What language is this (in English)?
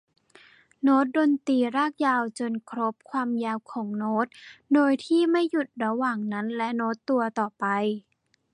Thai